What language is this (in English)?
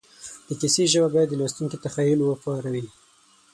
Pashto